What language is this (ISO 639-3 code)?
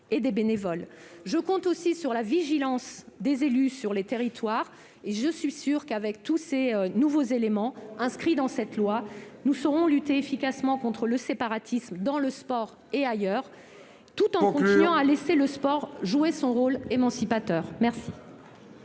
fra